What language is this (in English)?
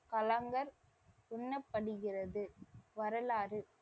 Tamil